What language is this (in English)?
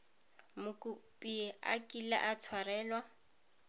Tswana